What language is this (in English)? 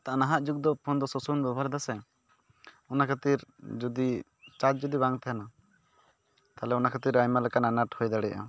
Santali